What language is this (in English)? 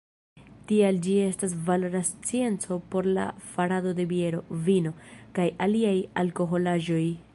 Esperanto